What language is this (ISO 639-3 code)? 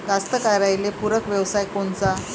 mar